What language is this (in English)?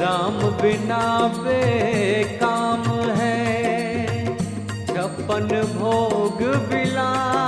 Hindi